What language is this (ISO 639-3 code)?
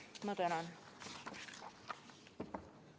est